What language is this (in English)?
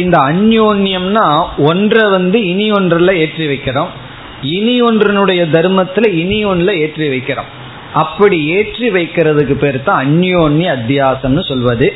Tamil